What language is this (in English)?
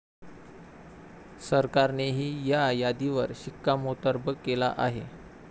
Marathi